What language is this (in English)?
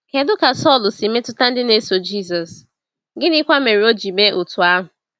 Igbo